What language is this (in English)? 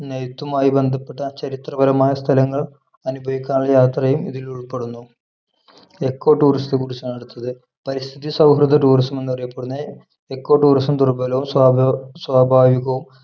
Malayalam